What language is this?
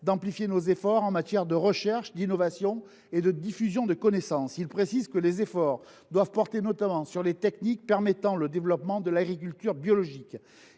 French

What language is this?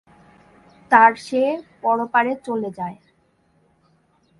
Bangla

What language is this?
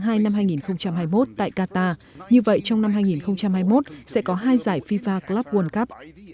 Vietnamese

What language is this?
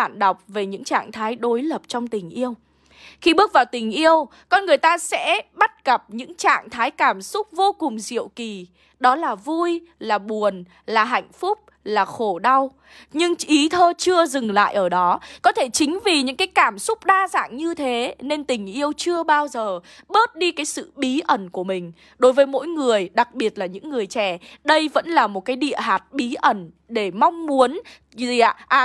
Vietnamese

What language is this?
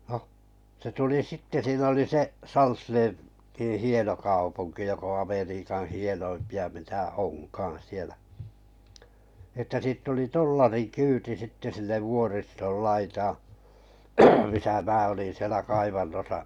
Finnish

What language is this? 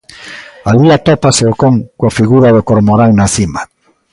Galician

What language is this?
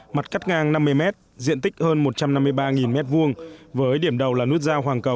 Vietnamese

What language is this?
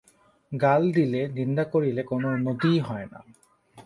Bangla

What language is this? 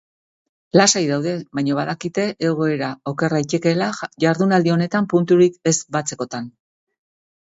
Basque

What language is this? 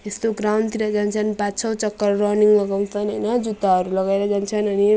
Nepali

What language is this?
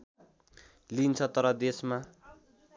Nepali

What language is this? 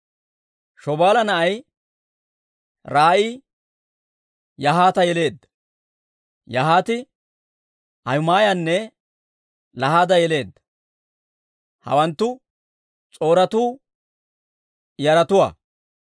Dawro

